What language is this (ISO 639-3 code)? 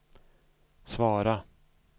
swe